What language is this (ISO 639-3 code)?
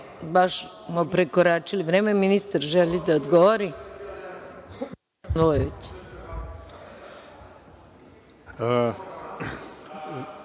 srp